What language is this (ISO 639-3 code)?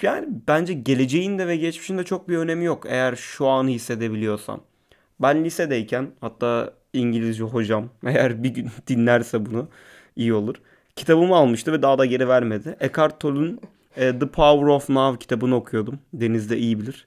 tur